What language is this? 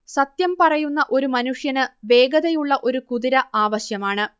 Malayalam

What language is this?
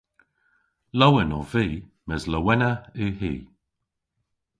Cornish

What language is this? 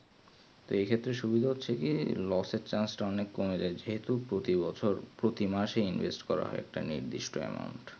Bangla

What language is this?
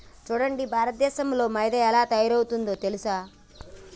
Telugu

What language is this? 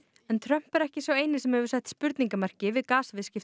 Icelandic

